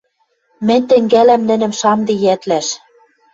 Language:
Western Mari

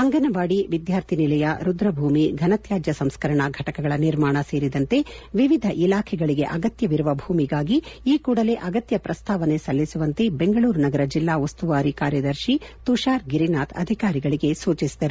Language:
Kannada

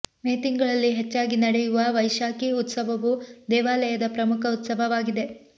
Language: Kannada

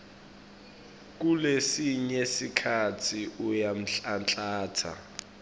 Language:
Swati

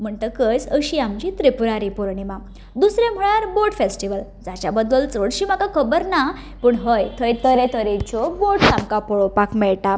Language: Konkani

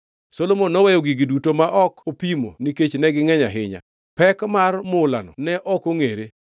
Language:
Luo (Kenya and Tanzania)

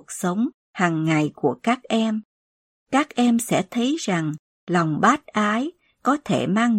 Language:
Vietnamese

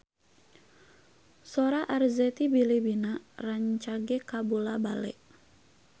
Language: Sundanese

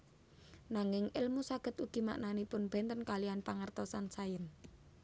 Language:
Javanese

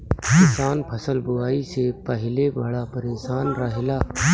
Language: Bhojpuri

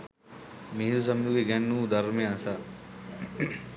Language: Sinhala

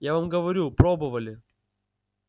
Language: Russian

